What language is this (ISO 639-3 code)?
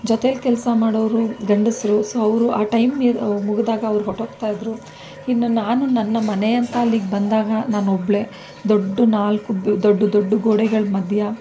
kan